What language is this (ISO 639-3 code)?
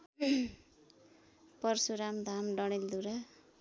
nep